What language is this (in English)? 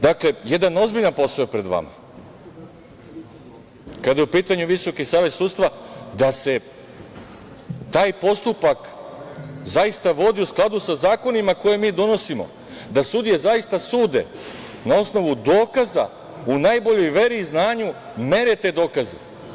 Serbian